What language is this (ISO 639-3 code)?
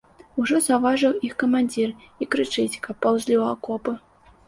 bel